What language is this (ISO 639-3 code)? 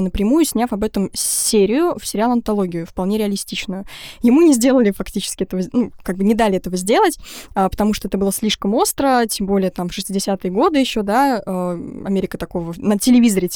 rus